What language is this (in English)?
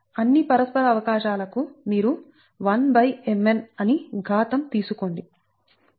Telugu